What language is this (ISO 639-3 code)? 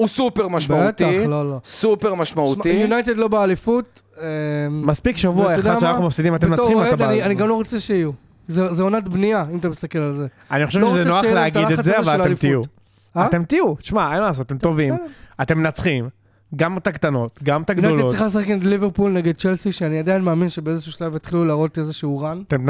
heb